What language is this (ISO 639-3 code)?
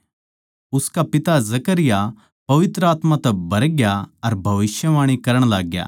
bgc